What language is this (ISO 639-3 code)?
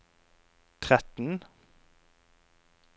nor